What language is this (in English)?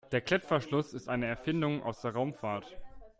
German